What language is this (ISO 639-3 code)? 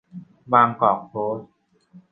tha